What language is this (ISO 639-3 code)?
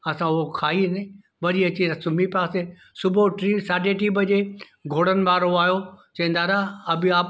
snd